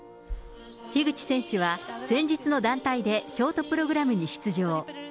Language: Japanese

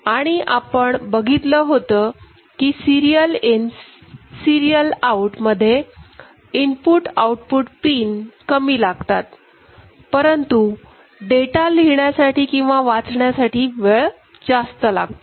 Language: Marathi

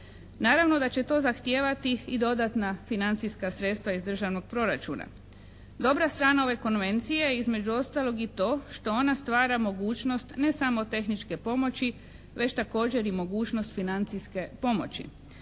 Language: Croatian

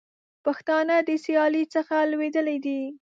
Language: Pashto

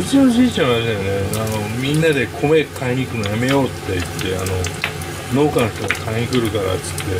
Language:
Japanese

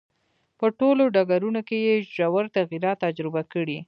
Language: Pashto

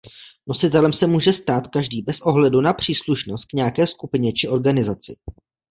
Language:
Czech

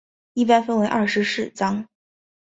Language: Chinese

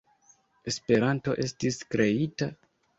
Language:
Esperanto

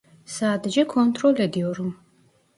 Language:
Turkish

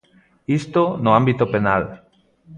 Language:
Galician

